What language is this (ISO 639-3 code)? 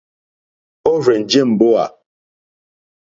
bri